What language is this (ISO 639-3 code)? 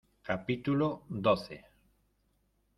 spa